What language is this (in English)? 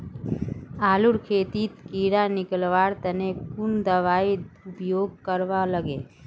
Magahi